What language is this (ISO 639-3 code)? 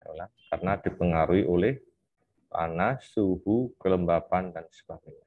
ind